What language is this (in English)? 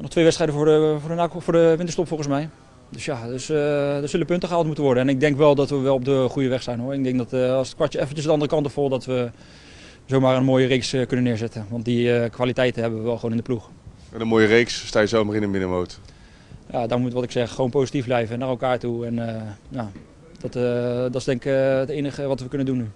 Dutch